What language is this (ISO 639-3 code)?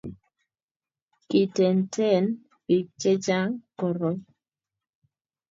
kln